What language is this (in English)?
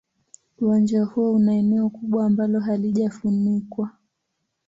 Swahili